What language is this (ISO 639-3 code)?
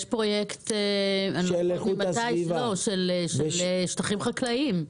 heb